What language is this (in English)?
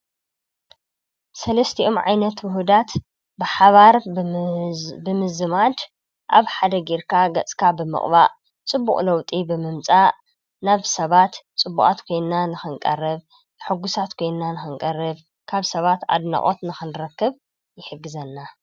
Tigrinya